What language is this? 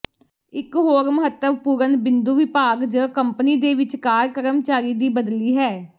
Punjabi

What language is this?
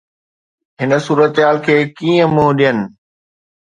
Sindhi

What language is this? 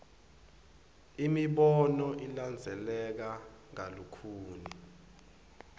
Swati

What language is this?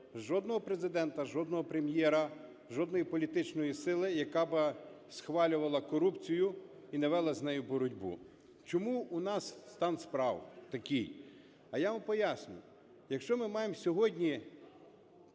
Ukrainian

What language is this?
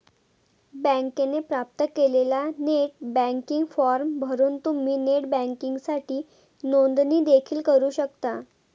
Marathi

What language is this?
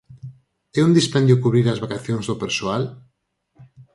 Galician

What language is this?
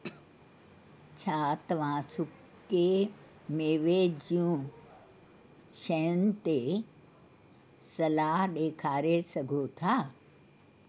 Sindhi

